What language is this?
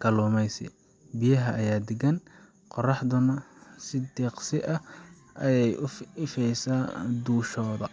Somali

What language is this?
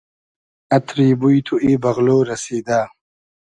Hazaragi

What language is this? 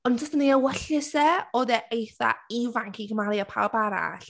Welsh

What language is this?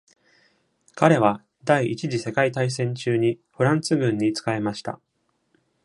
Japanese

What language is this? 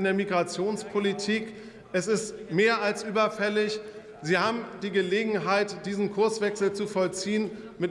German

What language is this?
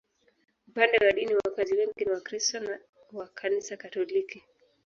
Swahili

